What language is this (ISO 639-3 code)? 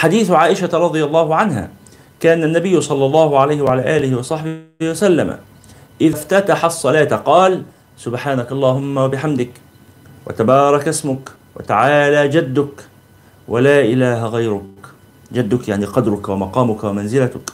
ara